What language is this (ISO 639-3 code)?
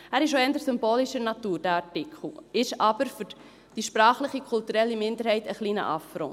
gsw